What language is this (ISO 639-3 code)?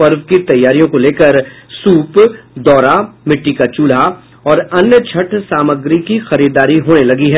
hin